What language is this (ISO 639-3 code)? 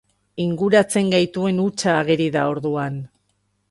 eus